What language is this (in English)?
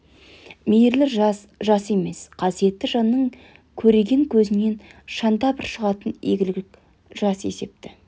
Kazakh